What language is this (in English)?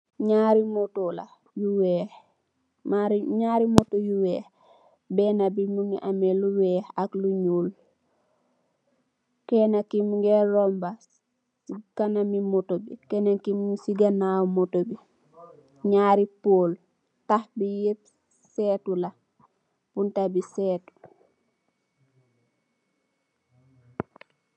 Wolof